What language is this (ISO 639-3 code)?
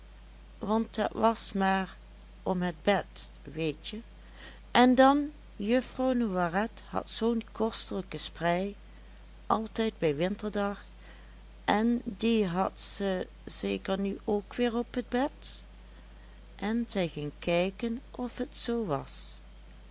nld